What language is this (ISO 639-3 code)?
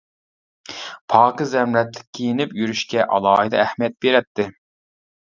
uig